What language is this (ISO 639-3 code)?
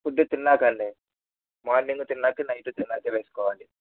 tel